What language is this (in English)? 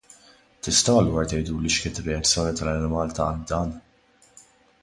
Maltese